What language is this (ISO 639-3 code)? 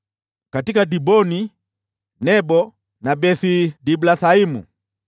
swa